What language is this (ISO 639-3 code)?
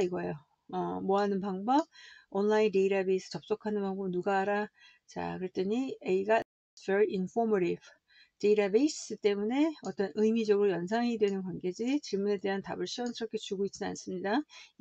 kor